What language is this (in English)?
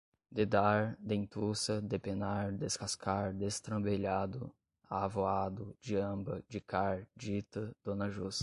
Portuguese